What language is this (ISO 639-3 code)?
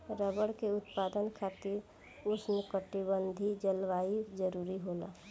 bho